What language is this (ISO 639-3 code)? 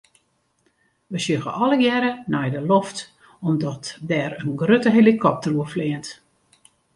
fry